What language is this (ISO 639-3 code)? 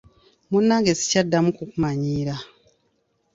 lug